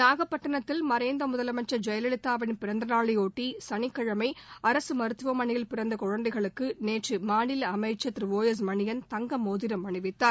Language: Tamil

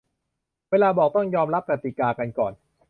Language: Thai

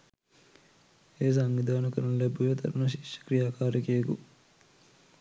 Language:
Sinhala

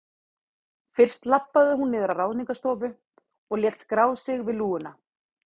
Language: Icelandic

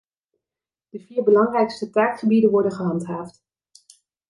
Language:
Dutch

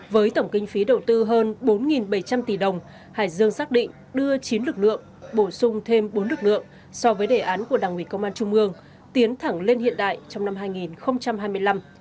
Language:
Vietnamese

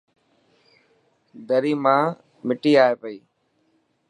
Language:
Dhatki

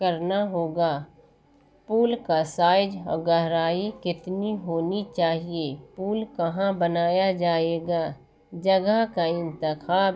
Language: Urdu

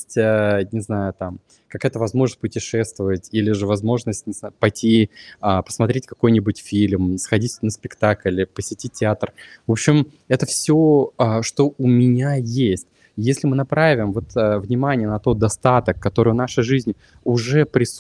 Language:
Russian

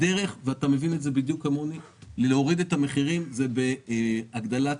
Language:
Hebrew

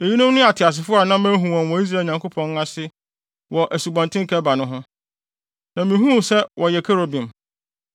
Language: Akan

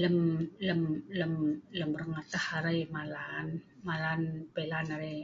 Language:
Sa'ban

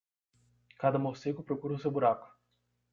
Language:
Portuguese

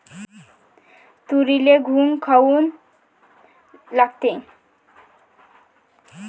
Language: Marathi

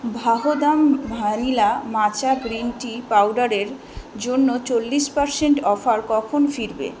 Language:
Bangla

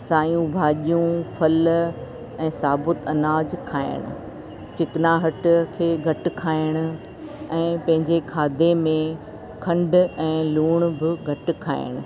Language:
Sindhi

